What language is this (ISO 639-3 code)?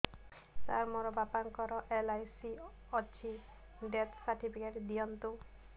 ori